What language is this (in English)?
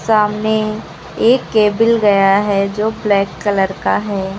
Hindi